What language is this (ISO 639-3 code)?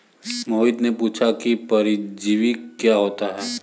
hin